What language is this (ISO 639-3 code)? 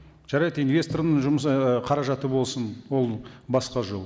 kaz